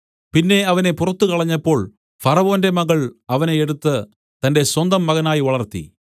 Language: Malayalam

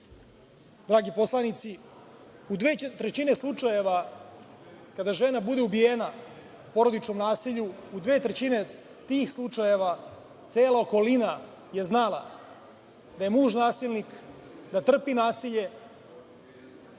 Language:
Serbian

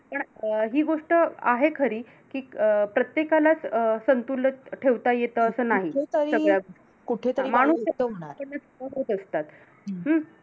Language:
Marathi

